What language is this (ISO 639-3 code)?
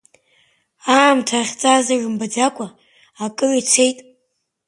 abk